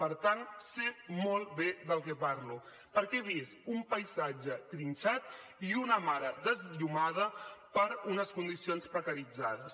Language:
Catalan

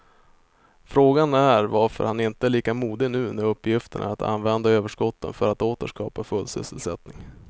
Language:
Swedish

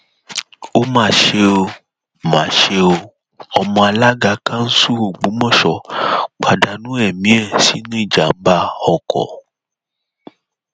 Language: Yoruba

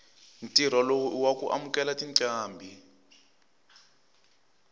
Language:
Tsonga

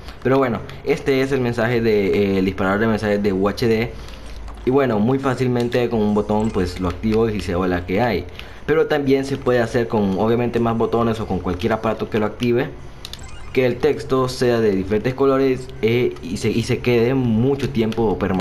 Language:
Spanish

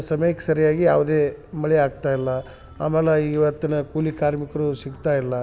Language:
Kannada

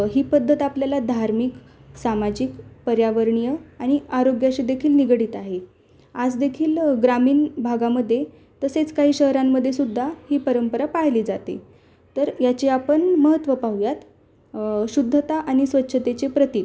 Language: Marathi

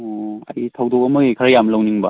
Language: Manipuri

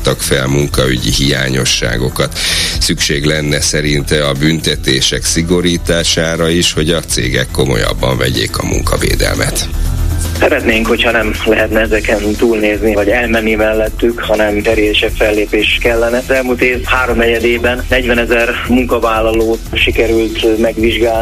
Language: Hungarian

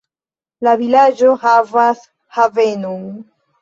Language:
Esperanto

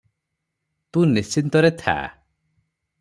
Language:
Odia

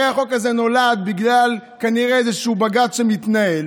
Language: Hebrew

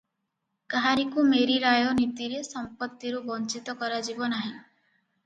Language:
Odia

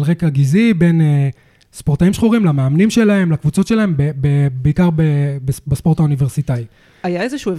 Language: Hebrew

